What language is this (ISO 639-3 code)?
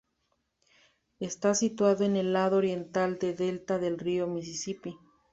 spa